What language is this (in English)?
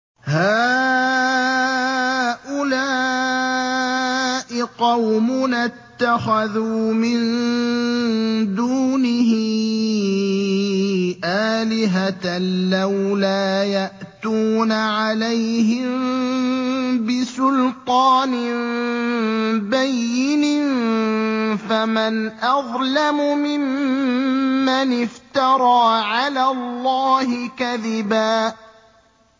Arabic